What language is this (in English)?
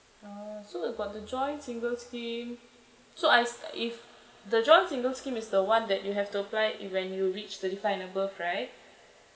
English